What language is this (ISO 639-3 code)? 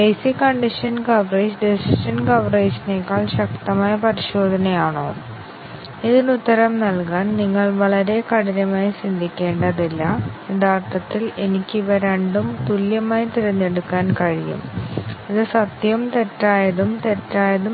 mal